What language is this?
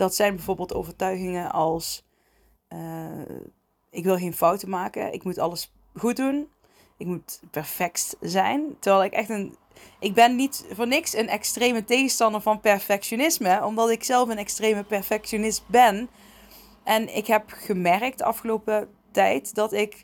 Dutch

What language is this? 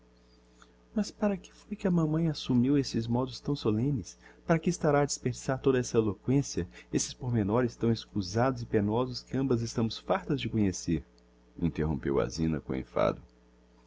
Portuguese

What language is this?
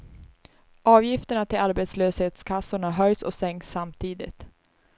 Swedish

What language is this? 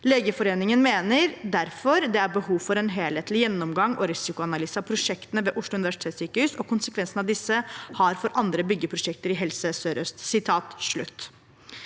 Norwegian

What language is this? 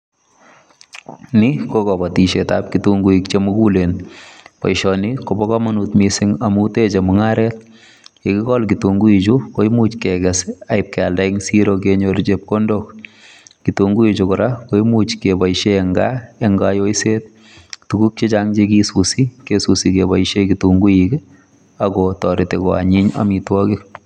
Kalenjin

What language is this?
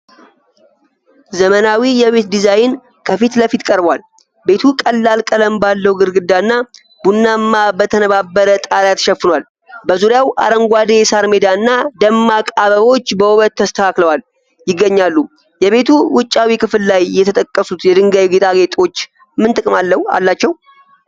Amharic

